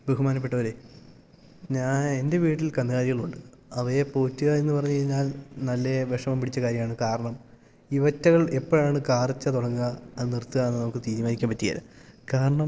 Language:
Malayalam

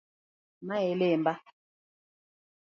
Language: Luo (Kenya and Tanzania)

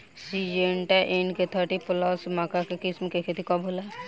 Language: Bhojpuri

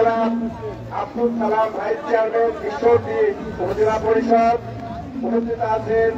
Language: Arabic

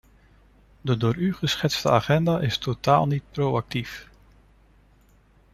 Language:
Dutch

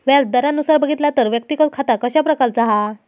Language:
Marathi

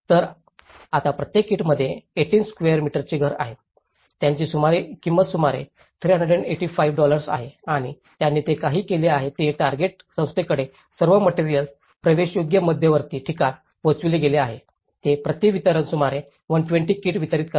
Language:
Marathi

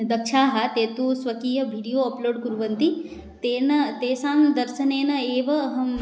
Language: Sanskrit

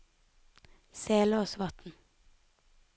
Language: Norwegian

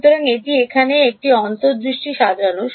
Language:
Bangla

